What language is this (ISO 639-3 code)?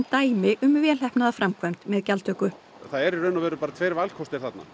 isl